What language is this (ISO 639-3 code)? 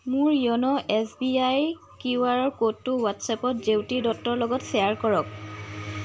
asm